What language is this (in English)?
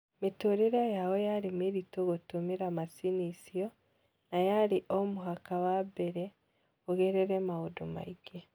Kikuyu